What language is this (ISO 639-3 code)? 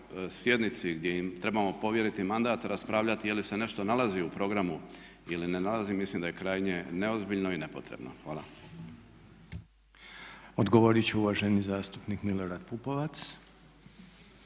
hrv